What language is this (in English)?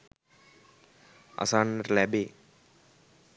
Sinhala